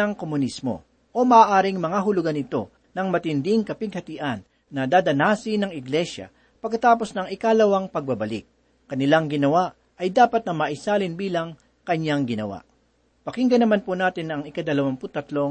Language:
Filipino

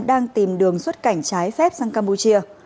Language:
Vietnamese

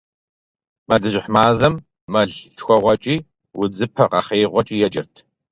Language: Kabardian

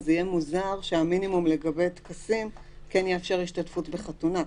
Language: Hebrew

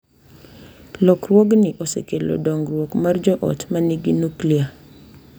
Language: Luo (Kenya and Tanzania)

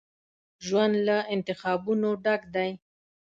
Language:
Pashto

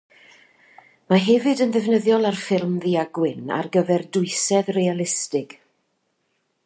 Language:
Welsh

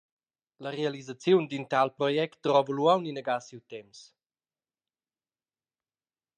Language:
Romansh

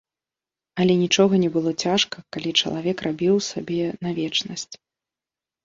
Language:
Belarusian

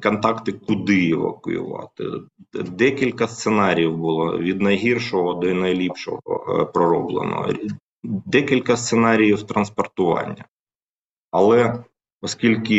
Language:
Ukrainian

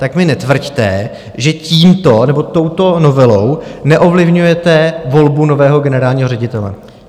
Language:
Czech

